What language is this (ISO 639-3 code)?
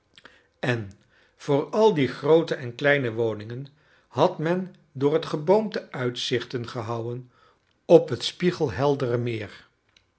nld